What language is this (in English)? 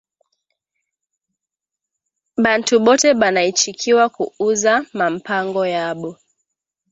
Swahili